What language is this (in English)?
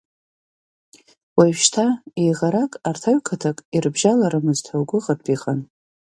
Abkhazian